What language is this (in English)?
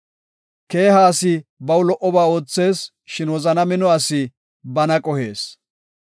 Gofa